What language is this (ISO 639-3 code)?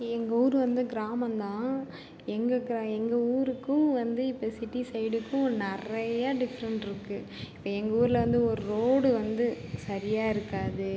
tam